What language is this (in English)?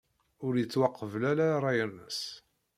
Kabyle